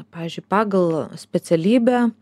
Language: Lithuanian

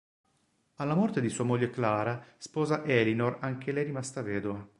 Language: Italian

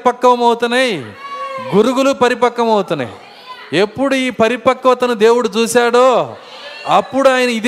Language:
Telugu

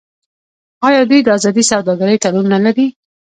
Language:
Pashto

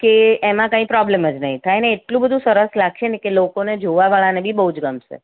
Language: Gujarati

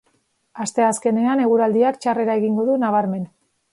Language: Basque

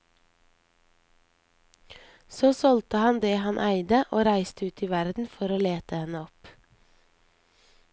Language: Norwegian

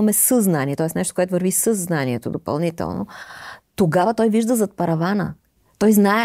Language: Bulgarian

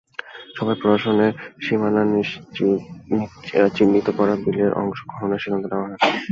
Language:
Bangla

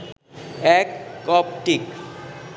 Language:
Bangla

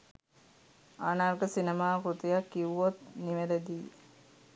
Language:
Sinhala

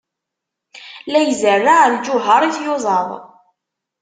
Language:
Kabyle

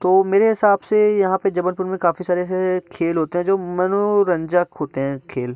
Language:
Hindi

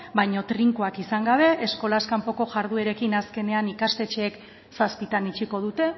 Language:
Basque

